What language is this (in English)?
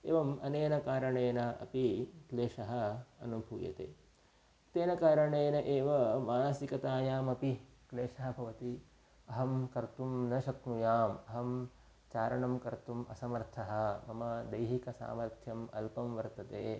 Sanskrit